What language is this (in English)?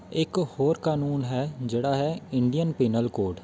Punjabi